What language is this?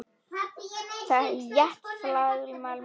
Icelandic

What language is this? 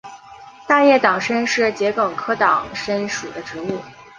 Chinese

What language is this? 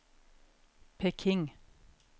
Norwegian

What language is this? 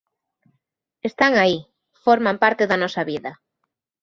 Galician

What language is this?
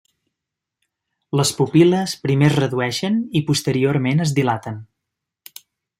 Catalan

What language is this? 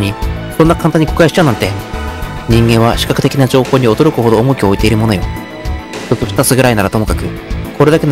Japanese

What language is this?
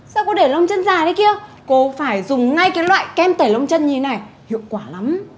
Vietnamese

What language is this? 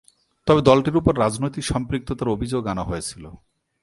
Bangla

